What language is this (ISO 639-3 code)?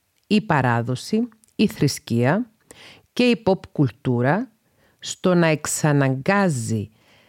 ell